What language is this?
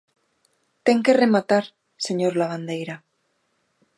Galician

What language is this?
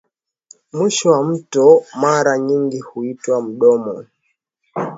Swahili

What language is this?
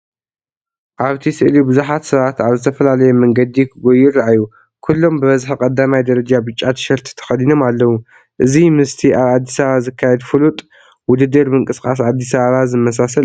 Tigrinya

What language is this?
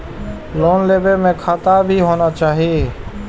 Maithili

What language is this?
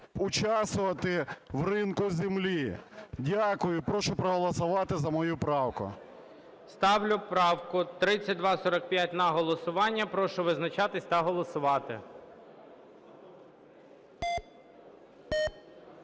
Ukrainian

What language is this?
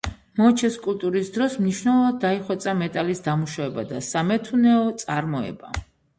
Georgian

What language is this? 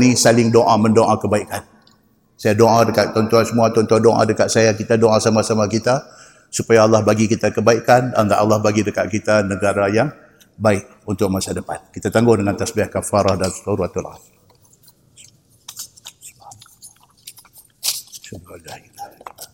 Malay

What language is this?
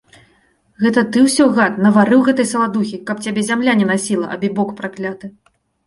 Belarusian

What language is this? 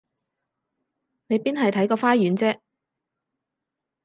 Cantonese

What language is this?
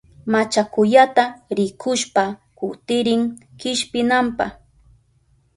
Southern Pastaza Quechua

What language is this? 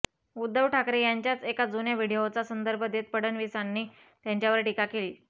Marathi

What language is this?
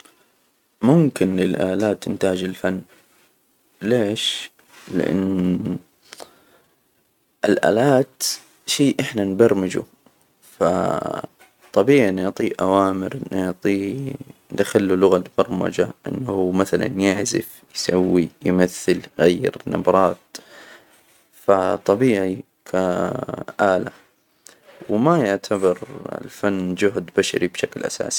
Hijazi Arabic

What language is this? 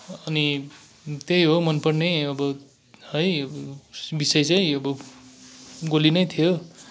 Nepali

